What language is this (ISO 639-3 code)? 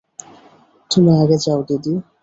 ben